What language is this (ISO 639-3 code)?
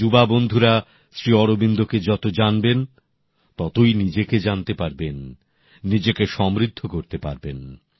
ben